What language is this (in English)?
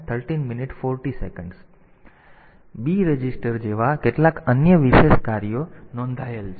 Gujarati